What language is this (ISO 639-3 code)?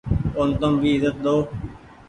gig